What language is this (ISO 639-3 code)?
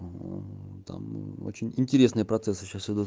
rus